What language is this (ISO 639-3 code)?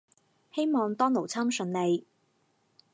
yue